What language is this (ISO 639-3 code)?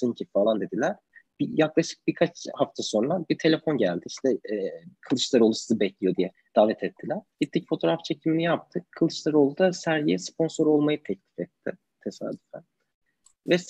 tur